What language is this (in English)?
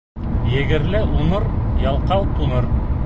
Bashkir